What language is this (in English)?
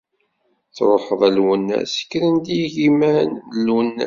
Kabyle